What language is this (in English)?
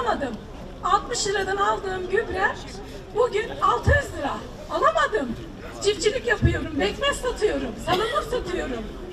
Turkish